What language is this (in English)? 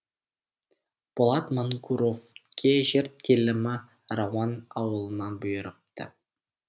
Kazakh